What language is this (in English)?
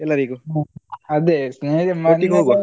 Kannada